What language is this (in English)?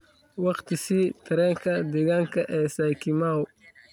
Somali